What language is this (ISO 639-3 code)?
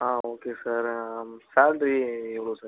tam